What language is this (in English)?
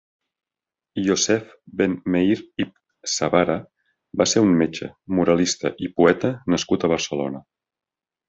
Catalan